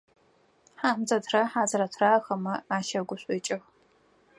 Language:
Adyghe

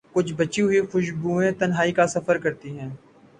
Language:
Urdu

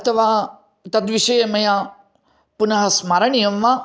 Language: Sanskrit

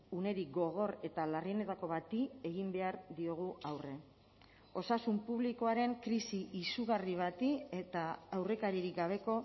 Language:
Basque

